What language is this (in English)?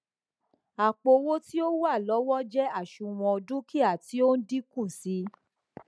Yoruba